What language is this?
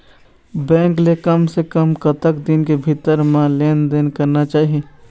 Chhattisgarhi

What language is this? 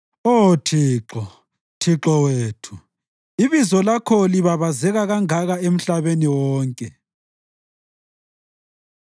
North Ndebele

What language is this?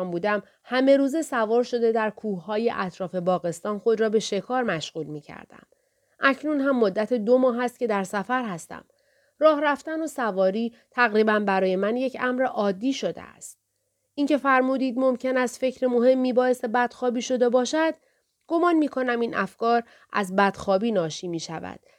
Persian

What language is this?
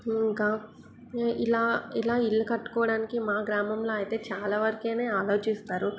Telugu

